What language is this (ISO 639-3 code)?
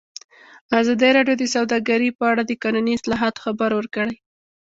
pus